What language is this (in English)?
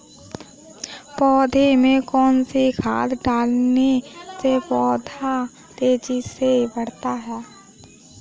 Hindi